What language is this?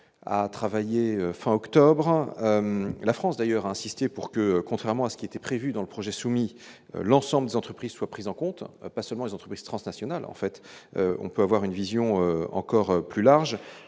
French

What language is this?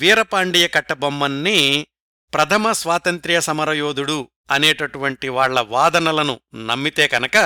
Telugu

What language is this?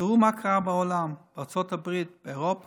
Hebrew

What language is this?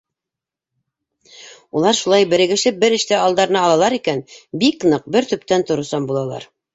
Bashkir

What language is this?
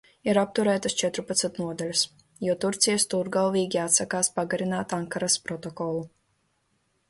Latvian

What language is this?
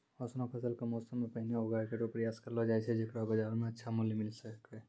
Maithili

